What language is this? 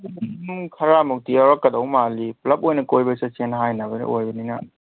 Manipuri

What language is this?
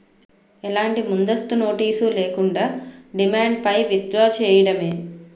Telugu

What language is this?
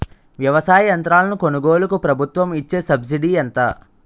Telugu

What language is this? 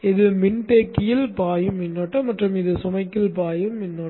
Tamil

